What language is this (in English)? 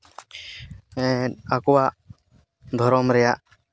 Santali